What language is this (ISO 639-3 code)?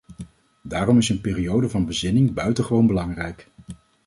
nld